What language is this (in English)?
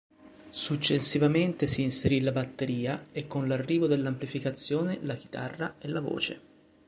Italian